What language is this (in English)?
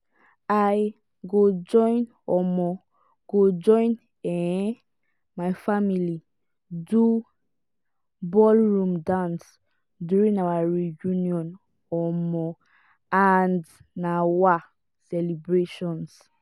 Nigerian Pidgin